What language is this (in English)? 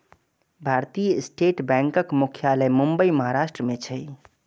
Maithili